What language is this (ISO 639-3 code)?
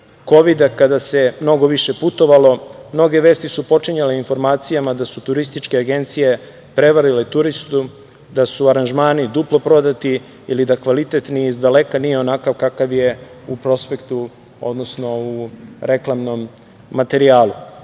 srp